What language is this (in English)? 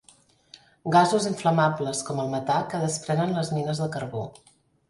Catalan